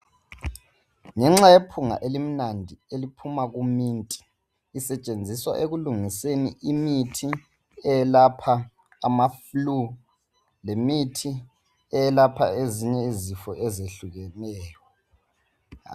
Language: North Ndebele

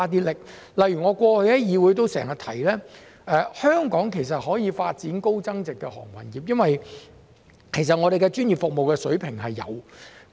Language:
Cantonese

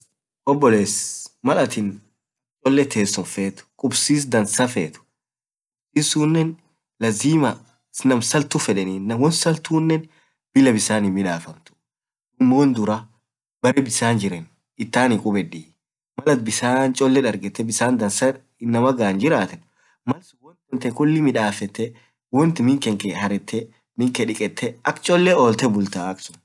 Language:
Orma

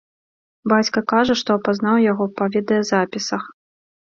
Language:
Belarusian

